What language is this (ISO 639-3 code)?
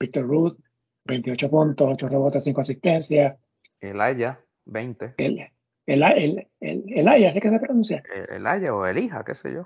spa